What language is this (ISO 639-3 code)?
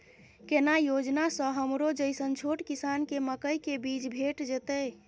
mai